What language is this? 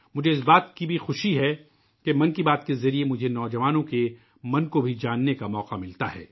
Urdu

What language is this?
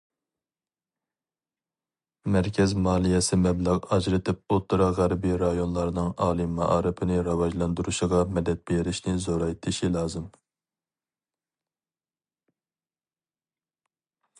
Uyghur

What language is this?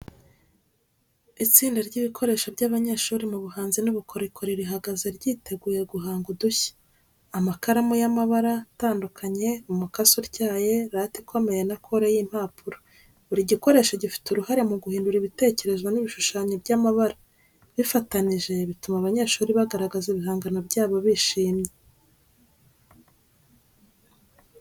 Kinyarwanda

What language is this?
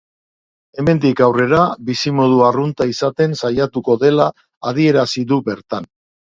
Basque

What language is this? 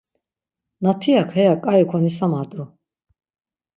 Laz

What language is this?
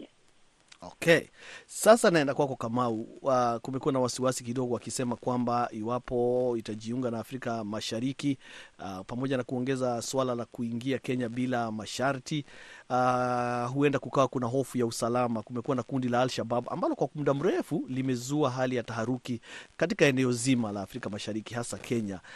Swahili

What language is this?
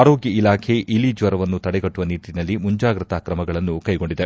Kannada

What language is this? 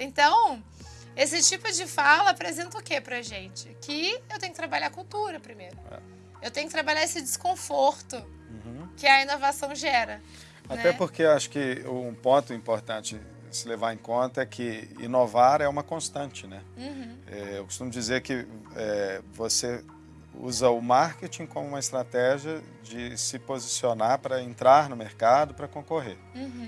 Portuguese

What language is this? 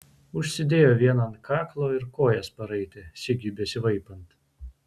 Lithuanian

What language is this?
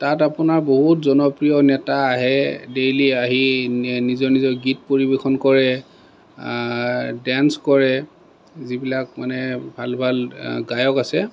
Assamese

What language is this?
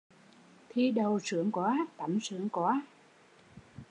Vietnamese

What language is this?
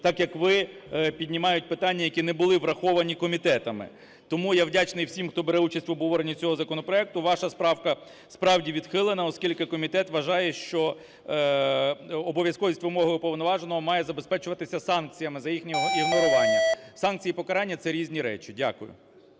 Ukrainian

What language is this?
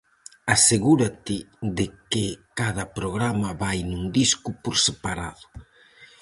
Galician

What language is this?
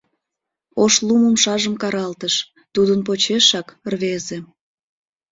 Mari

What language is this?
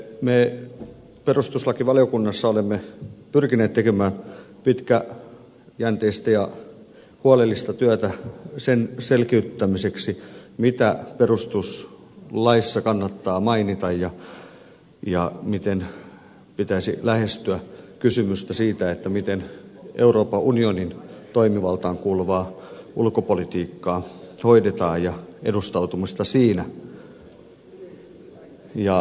Finnish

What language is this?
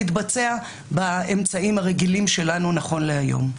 Hebrew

